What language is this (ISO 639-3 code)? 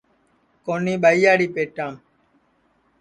ssi